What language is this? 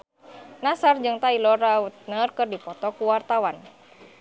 Sundanese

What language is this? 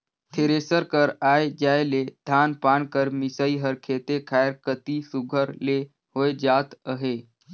Chhattisgarhi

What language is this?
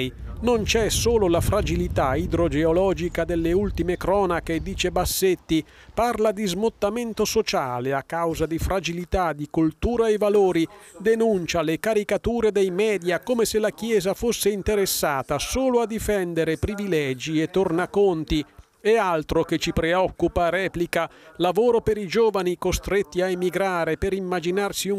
Italian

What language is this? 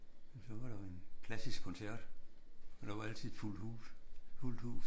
Danish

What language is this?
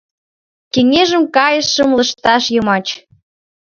Mari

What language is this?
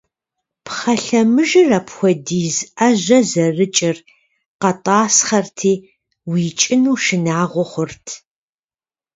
Kabardian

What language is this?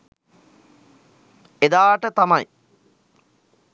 Sinhala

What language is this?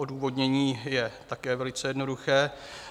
Czech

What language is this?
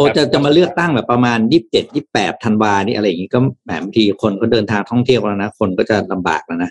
Thai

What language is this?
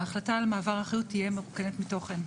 Hebrew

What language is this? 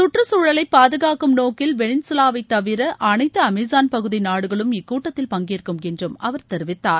Tamil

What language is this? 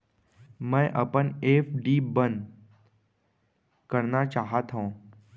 Chhattisgarhi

